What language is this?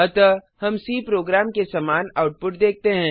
Hindi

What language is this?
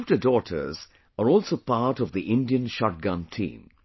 English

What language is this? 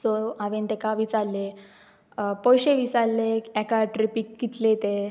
Konkani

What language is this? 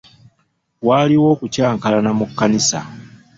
Ganda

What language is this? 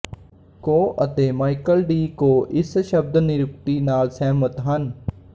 Punjabi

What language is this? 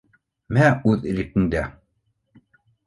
Bashkir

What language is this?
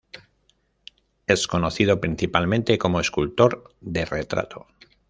Spanish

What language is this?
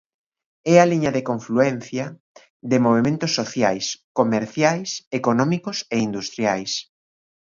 Galician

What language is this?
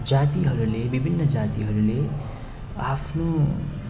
Nepali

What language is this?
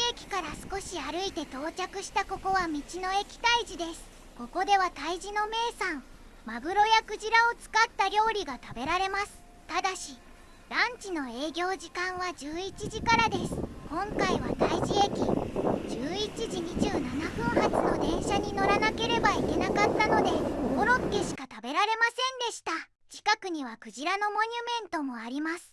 Japanese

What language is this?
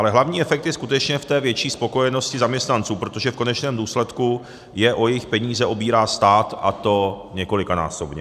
Czech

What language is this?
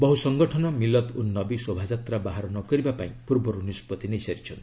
Odia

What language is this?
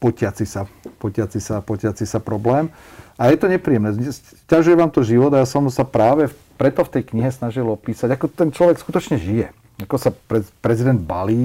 Slovak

